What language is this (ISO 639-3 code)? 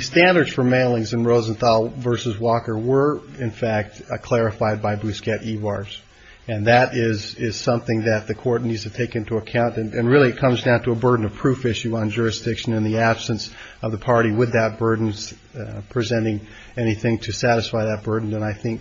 eng